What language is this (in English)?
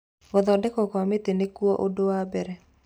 Kikuyu